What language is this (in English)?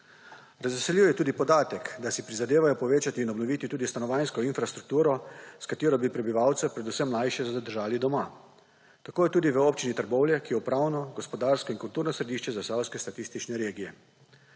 Slovenian